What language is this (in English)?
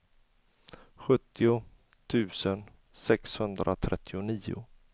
Swedish